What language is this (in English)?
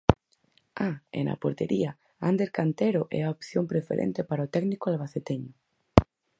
Galician